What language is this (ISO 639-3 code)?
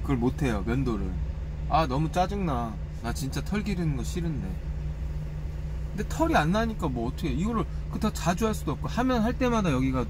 kor